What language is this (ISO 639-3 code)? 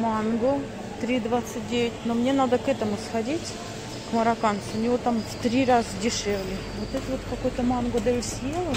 rus